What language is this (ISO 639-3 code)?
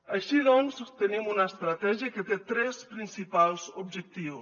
cat